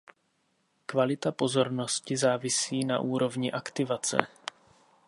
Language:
Czech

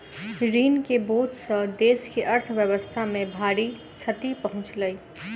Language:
Maithili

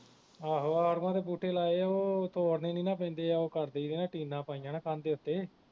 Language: Punjabi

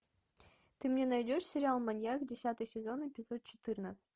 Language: Russian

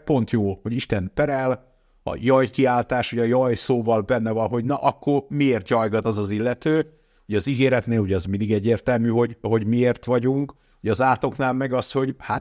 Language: Hungarian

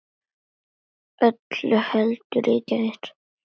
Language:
Icelandic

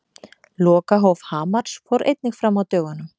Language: Icelandic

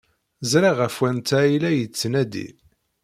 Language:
Kabyle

